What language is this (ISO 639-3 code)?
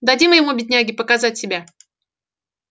rus